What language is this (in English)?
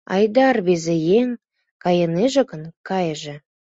Mari